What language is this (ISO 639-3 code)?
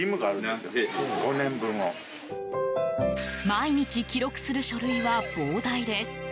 jpn